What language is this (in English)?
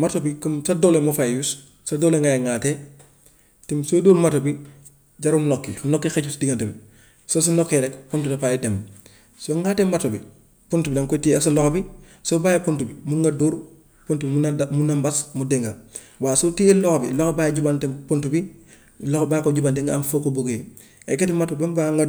Gambian Wolof